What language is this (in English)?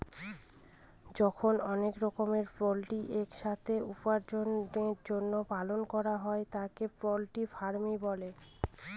Bangla